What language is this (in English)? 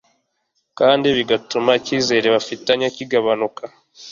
Kinyarwanda